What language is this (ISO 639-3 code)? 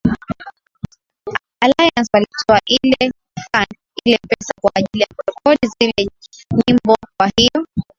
swa